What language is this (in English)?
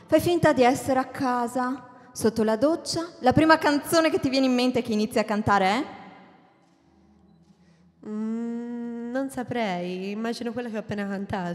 Italian